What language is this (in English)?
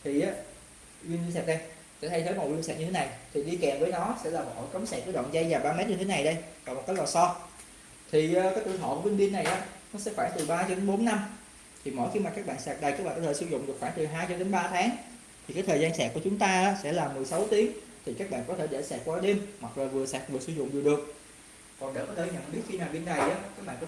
Vietnamese